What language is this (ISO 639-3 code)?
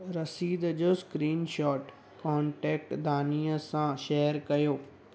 snd